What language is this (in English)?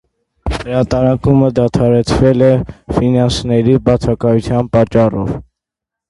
Armenian